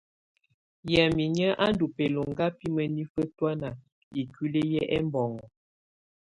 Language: Tunen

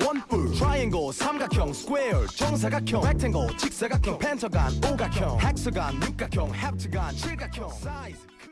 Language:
Korean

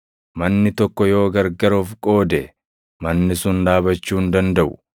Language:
Oromo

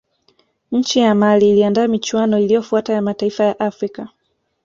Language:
Swahili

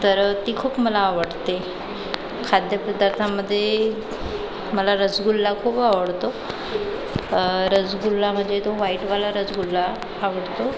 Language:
Marathi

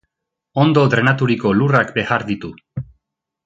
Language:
Basque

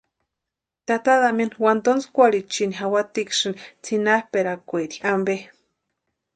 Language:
Western Highland Purepecha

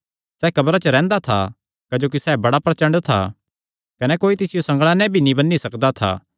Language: Kangri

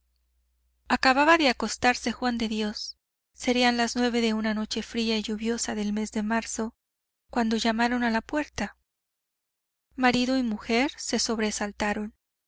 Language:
Spanish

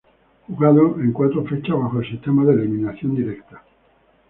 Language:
Spanish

